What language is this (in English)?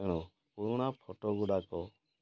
Odia